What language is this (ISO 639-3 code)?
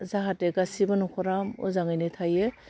brx